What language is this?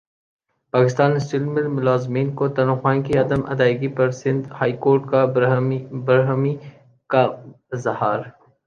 Urdu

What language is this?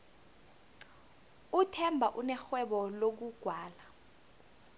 South Ndebele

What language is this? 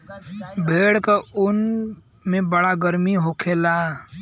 Bhojpuri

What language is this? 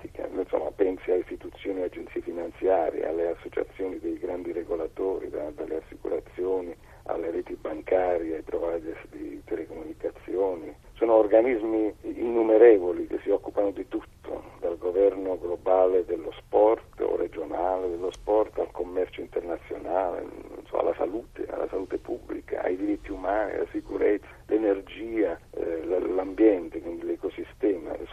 Italian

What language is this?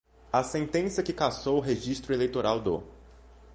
Portuguese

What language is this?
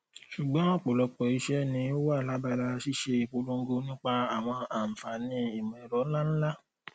Yoruba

